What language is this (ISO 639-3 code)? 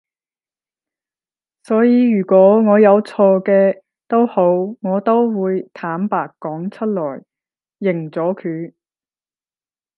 yue